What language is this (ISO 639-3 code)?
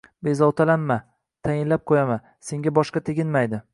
uzb